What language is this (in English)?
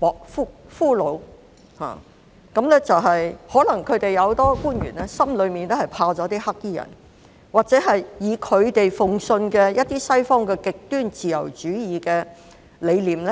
Cantonese